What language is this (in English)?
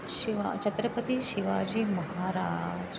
Sanskrit